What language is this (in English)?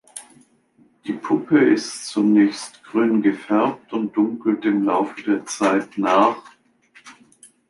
German